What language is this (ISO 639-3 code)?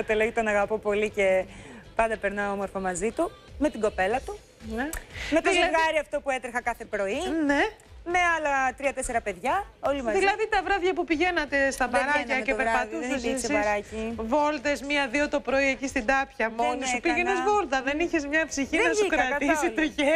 ell